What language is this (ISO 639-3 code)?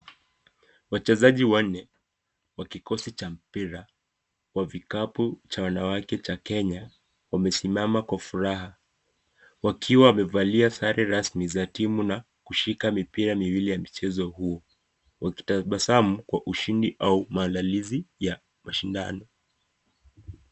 swa